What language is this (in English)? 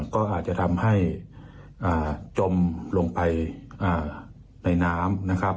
Thai